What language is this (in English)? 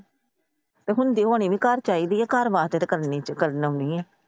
Punjabi